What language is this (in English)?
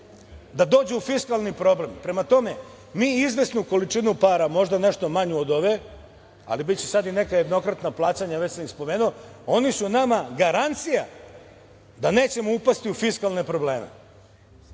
Serbian